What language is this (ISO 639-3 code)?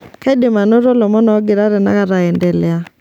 mas